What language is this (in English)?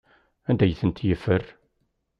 Kabyle